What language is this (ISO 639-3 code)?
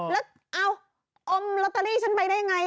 tha